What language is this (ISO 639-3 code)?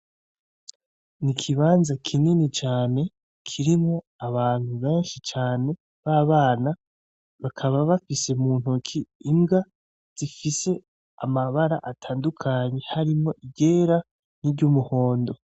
run